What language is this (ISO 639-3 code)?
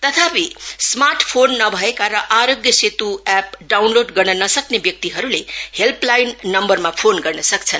nep